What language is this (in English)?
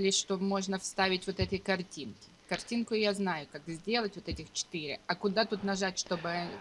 Russian